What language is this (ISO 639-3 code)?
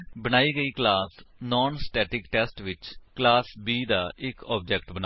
pan